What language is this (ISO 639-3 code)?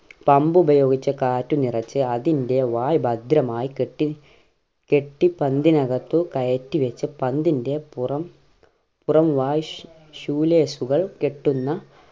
mal